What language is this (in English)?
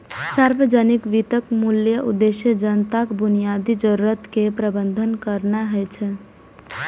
Maithili